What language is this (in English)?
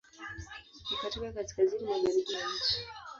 Swahili